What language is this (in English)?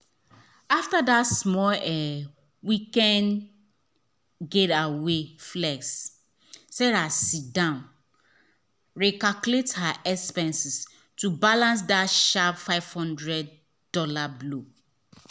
Nigerian Pidgin